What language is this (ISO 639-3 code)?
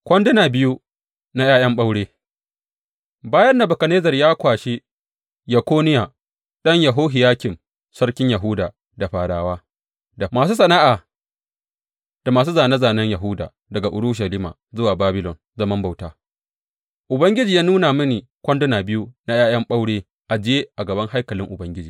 hau